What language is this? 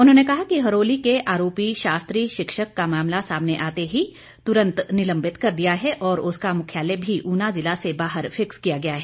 Hindi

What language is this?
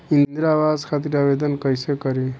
Bhojpuri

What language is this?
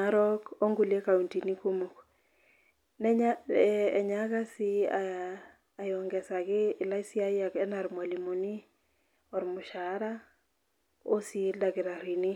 Masai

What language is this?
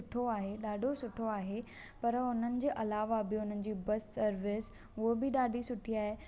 Sindhi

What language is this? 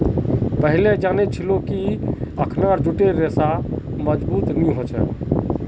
Magahi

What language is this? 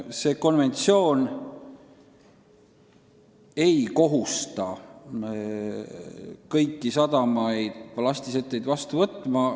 Estonian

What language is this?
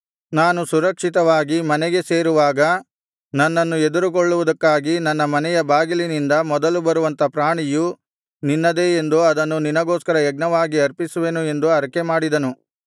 Kannada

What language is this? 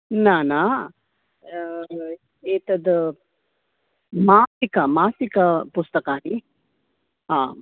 Sanskrit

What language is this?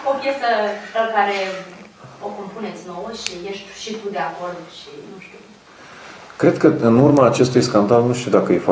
Romanian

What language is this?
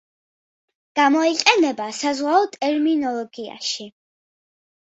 Georgian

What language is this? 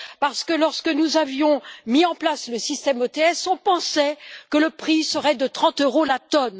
French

